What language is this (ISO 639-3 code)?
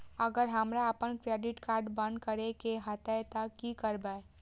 mai